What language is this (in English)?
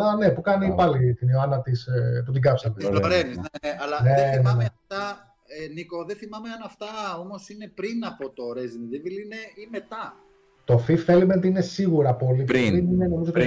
Greek